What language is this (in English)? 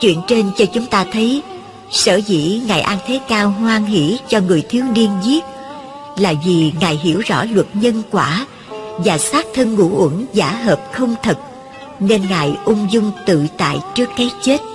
Vietnamese